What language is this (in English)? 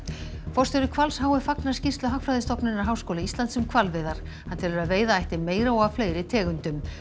Icelandic